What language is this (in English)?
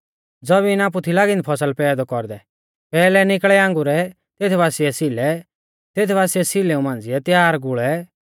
Mahasu Pahari